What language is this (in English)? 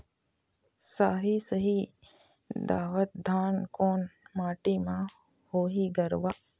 Chhattisgarhi